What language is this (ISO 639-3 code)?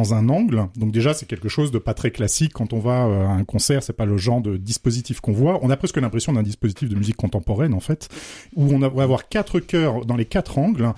fra